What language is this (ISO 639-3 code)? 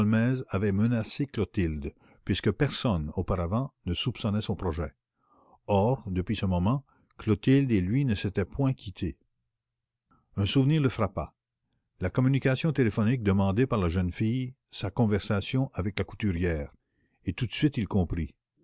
fra